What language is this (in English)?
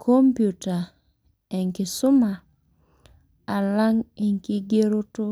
Masai